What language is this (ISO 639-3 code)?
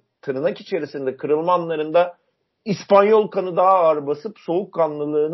tur